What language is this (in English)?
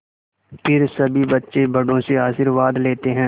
Hindi